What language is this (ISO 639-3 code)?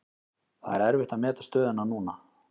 isl